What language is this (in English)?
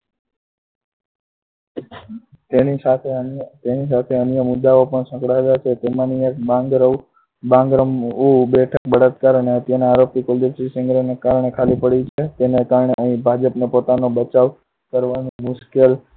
Gujarati